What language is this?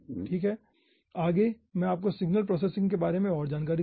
Hindi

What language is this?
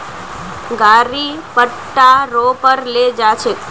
Magahi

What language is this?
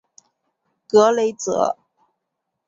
Chinese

